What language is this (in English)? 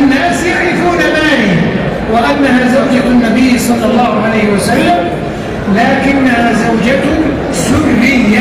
Arabic